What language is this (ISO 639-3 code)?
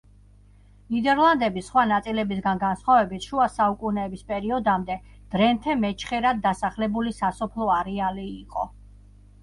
kat